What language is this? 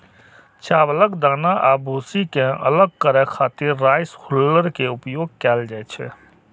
Maithili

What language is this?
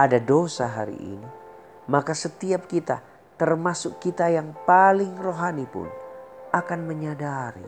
Indonesian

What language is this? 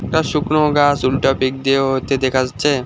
Bangla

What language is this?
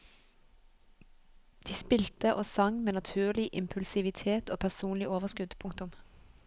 Norwegian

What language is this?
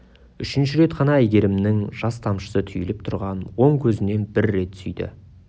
Kazakh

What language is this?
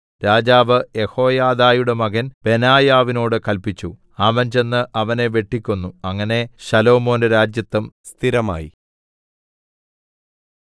Malayalam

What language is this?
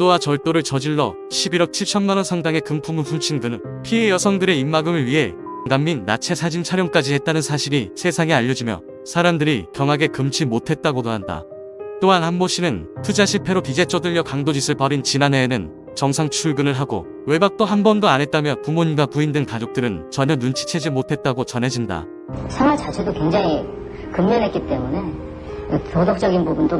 Korean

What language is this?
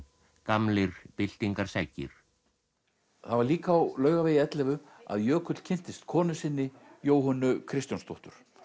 Icelandic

